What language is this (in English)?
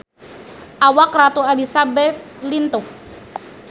Sundanese